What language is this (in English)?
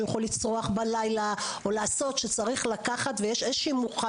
Hebrew